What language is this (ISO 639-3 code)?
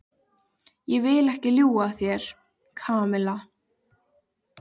isl